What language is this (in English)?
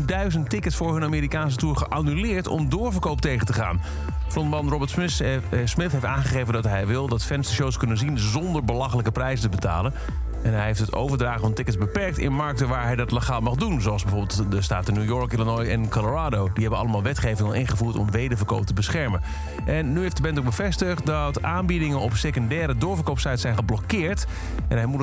Dutch